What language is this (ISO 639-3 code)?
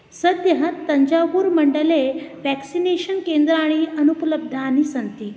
san